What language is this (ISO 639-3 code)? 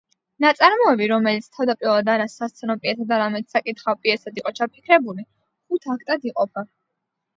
kat